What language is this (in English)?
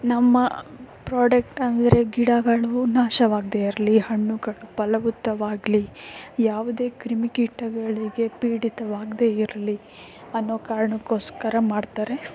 Kannada